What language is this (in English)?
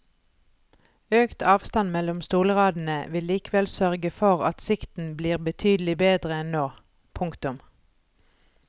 Norwegian